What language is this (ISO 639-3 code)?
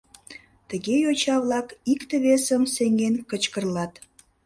chm